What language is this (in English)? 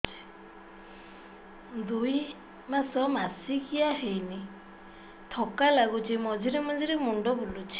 Odia